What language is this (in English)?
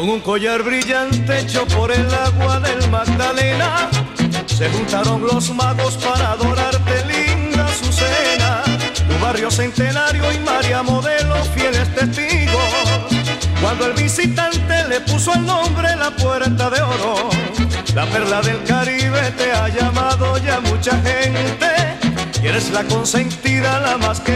Spanish